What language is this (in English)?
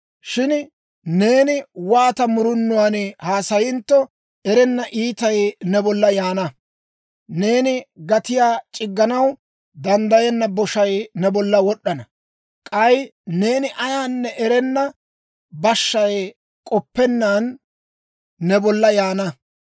Dawro